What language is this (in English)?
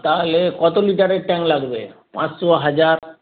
Bangla